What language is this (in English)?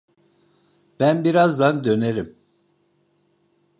Turkish